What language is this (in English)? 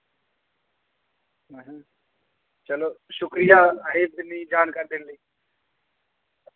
Dogri